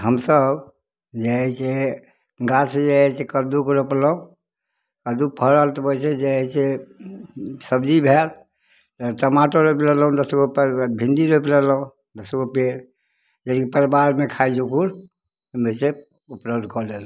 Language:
Maithili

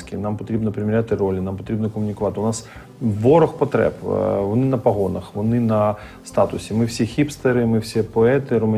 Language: Ukrainian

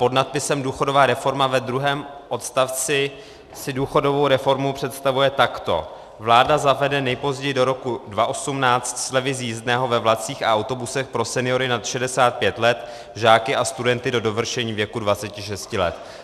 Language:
Czech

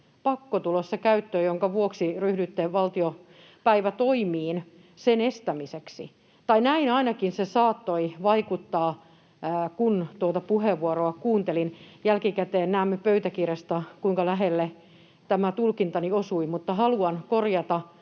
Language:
Finnish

